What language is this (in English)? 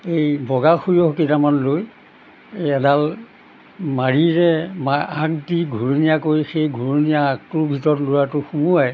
Assamese